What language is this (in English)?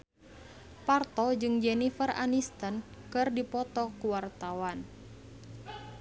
Sundanese